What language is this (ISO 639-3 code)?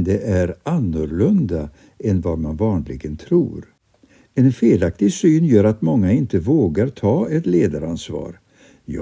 swe